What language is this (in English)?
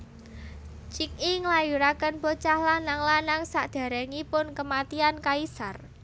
Javanese